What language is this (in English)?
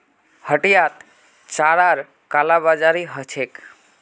Magahi